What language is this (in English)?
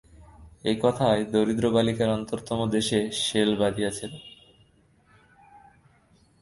Bangla